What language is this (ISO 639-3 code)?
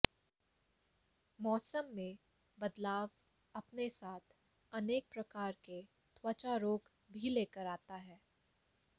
hin